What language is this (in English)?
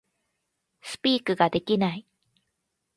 Japanese